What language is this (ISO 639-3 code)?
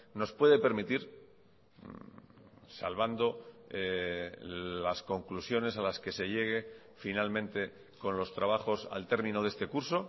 spa